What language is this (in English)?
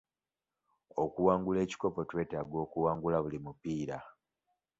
Ganda